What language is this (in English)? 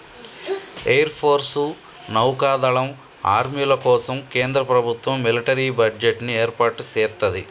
Telugu